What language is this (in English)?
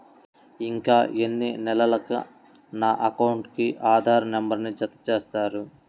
Telugu